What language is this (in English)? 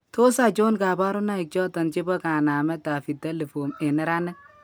Kalenjin